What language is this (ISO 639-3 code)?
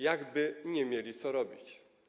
pol